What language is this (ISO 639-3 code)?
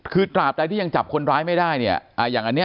tha